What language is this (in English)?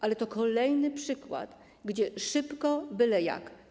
Polish